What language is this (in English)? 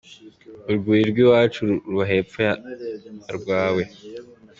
Kinyarwanda